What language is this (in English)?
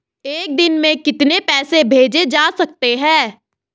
Hindi